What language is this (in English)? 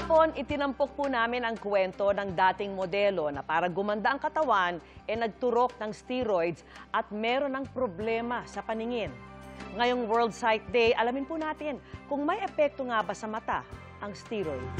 Filipino